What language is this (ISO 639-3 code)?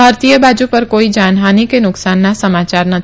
guj